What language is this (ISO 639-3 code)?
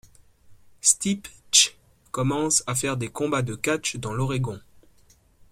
fra